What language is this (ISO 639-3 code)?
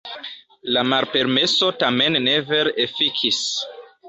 epo